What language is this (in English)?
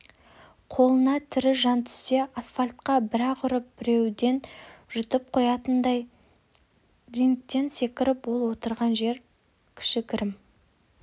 Kazakh